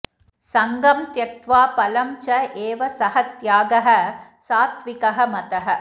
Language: Sanskrit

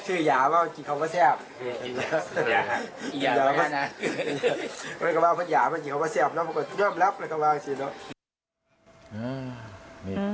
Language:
Thai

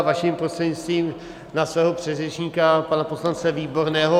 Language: Czech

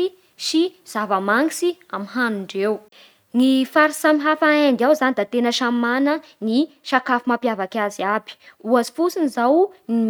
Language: Bara Malagasy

